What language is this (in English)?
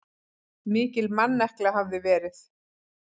Icelandic